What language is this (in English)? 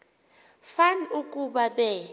Xhosa